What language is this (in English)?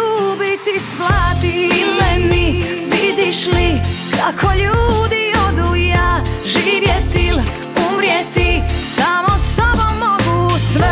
Croatian